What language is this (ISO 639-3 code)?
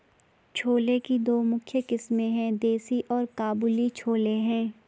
hin